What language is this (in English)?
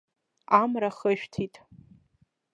Abkhazian